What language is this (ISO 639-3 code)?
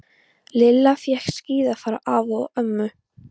isl